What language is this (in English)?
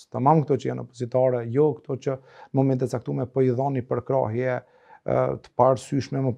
Romanian